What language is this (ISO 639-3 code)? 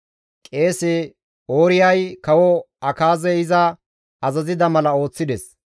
gmv